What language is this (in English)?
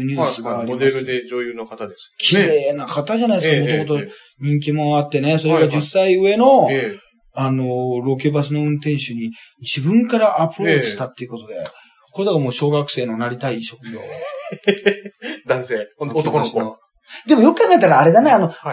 Japanese